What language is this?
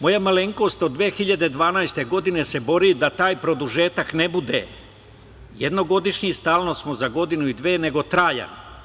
Serbian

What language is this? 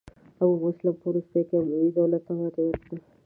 Pashto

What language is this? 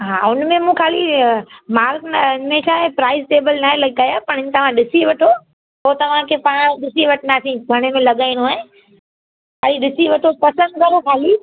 Sindhi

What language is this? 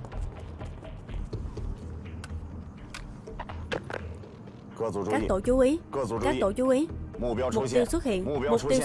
Vietnamese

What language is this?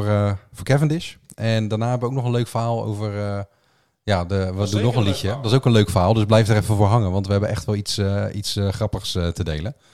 Dutch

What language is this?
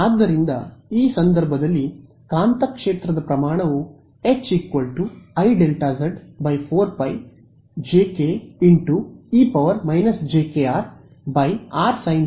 Kannada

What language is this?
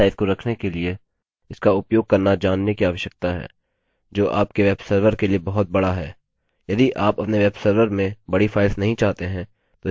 Hindi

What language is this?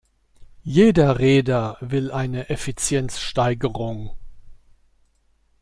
German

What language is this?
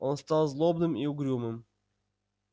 Russian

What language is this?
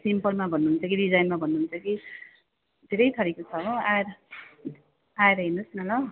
Nepali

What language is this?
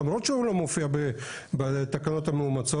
Hebrew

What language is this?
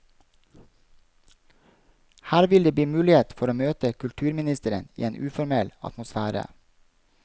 Norwegian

